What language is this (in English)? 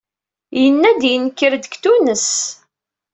Kabyle